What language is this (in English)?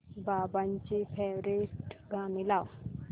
Marathi